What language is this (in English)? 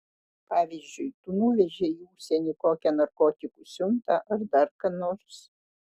Lithuanian